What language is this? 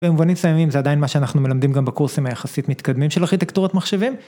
Hebrew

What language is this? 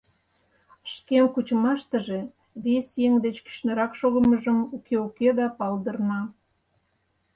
Mari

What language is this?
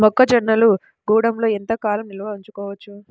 Telugu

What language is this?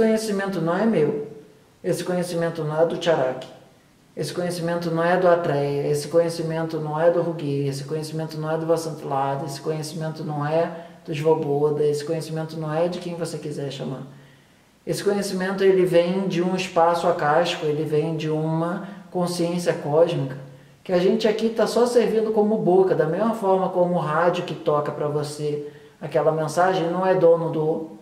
Portuguese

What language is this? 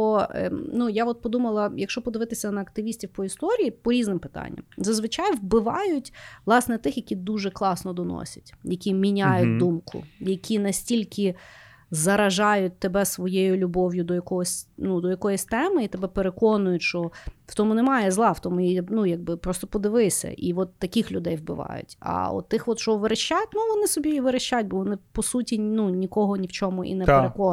Ukrainian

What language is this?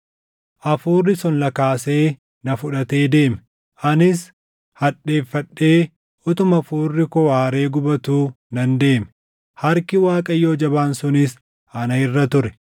Oromo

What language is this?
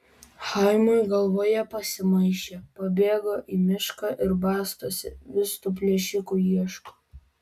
Lithuanian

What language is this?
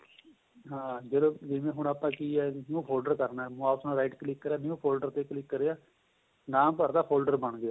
Punjabi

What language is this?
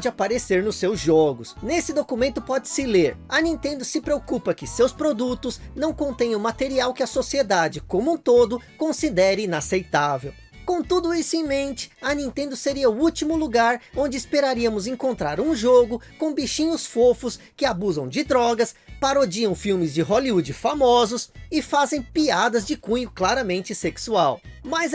Portuguese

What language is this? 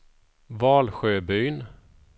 Swedish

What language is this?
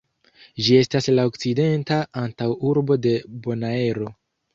Esperanto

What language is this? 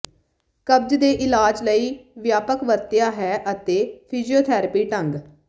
Punjabi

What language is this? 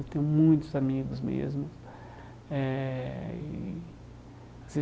Portuguese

